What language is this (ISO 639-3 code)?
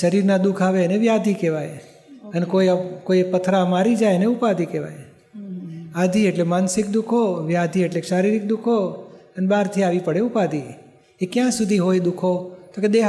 guj